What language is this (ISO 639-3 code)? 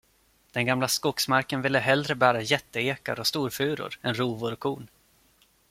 swe